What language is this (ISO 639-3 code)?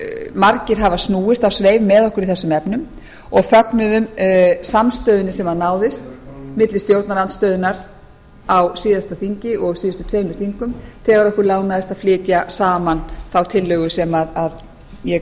isl